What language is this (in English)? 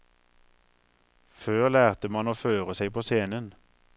Norwegian